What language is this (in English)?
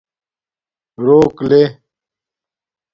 Domaaki